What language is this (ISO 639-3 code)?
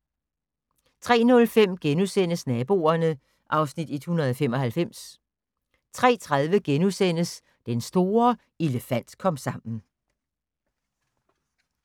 dan